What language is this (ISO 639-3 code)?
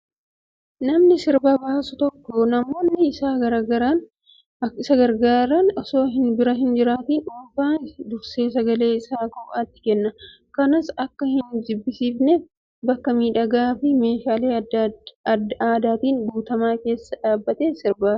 orm